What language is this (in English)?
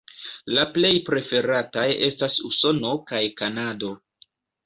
Esperanto